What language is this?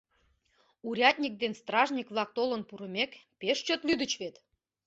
Mari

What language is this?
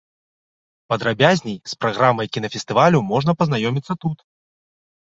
Belarusian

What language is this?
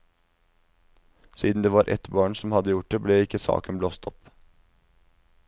Norwegian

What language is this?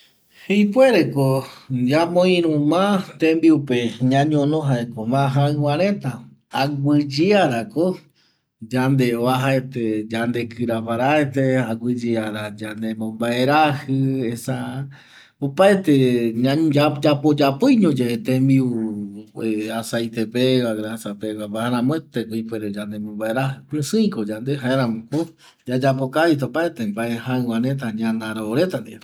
Eastern Bolivian Guaraní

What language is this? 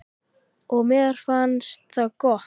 Icelandic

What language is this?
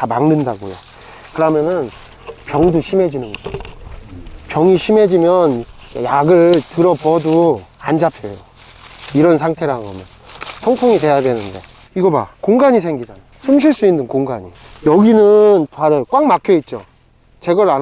Korean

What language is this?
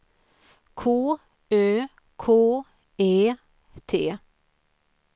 Swedish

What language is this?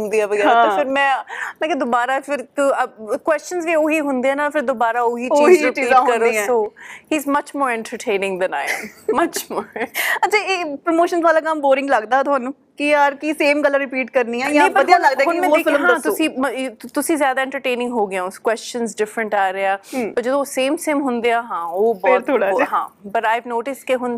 Punjabi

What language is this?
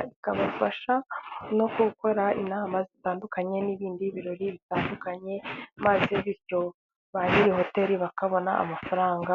Kinyarwanda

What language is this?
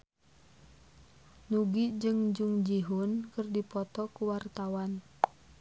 Sundanese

